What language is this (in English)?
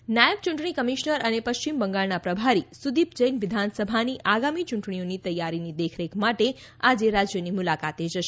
Gujarati